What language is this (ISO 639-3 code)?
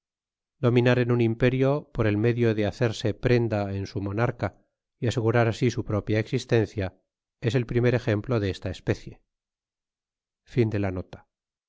spa